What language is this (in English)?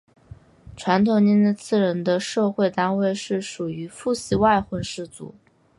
Chinese